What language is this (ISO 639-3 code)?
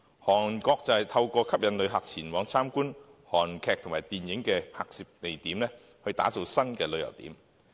yue